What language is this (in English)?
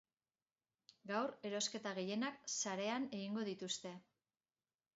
Basque